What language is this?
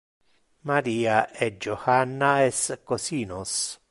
Interlingua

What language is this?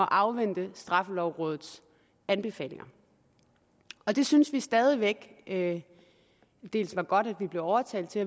Danish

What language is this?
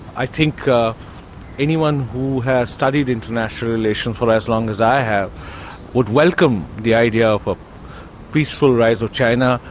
English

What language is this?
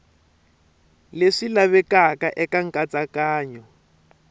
Tsonga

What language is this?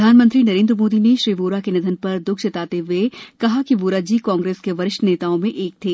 Hindi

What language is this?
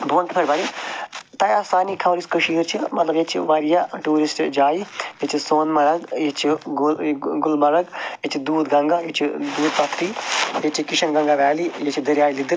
Kashmiri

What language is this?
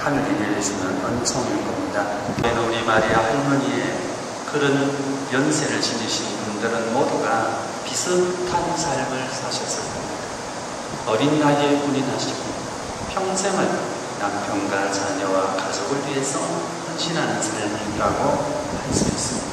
Korean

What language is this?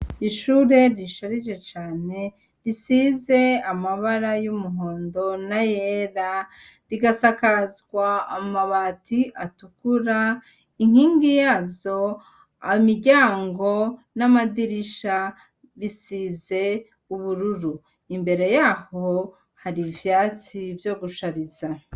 Rundi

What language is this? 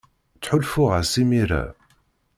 Kabyle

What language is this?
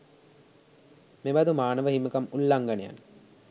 Sinhala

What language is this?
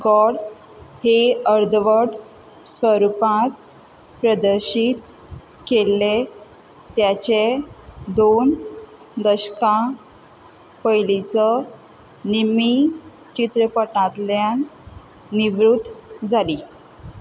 Konkani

